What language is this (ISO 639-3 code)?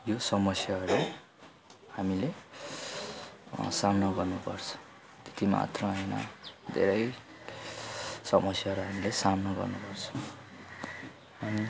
nep